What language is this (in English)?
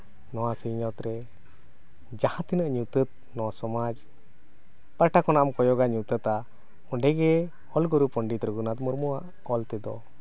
Santali